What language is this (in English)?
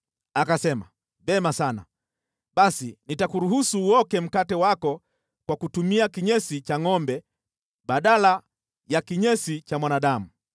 Swahili